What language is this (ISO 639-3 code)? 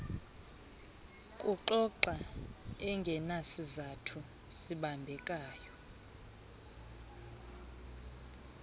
xho